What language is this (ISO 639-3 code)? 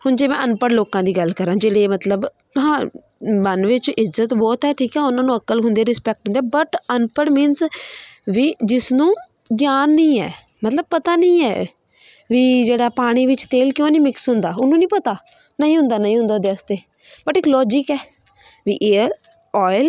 pan